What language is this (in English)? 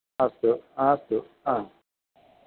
Sanskrit